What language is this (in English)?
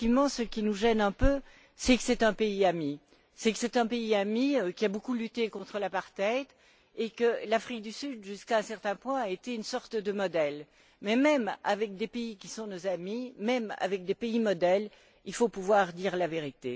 French